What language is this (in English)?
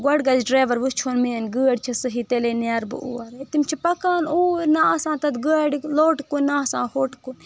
Kashmiri